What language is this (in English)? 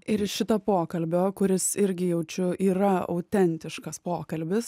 Lithuanian